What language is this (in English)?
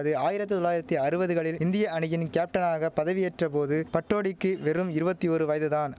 Tamil